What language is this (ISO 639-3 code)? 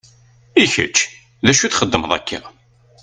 kab